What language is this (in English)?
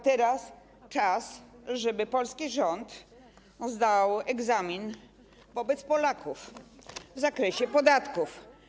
Polish